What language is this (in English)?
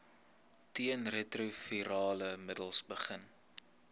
Afrikaans